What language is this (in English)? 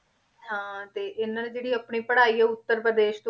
Punjabi